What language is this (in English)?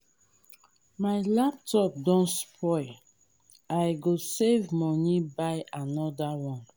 Nigerian Pidgin